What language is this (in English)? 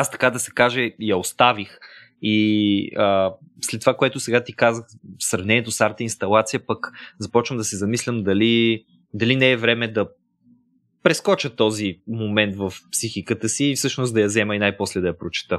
Bulgarian